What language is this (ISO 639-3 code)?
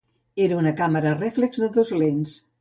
cat